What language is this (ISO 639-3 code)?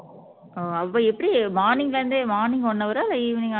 tam